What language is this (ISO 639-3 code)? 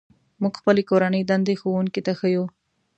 pus